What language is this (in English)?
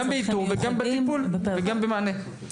Hebrew